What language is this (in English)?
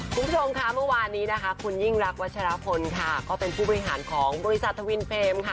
Thai